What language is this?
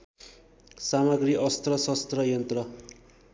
Nepali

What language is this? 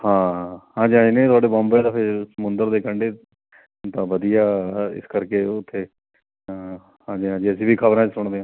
Punjabi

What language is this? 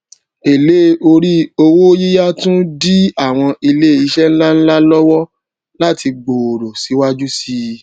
Yoruba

